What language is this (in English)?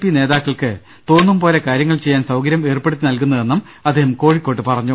Malayalam